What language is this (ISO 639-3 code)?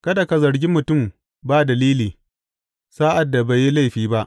hau